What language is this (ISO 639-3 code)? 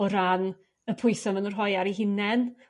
cym